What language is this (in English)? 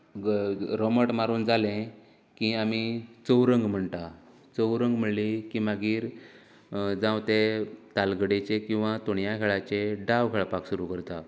Konkani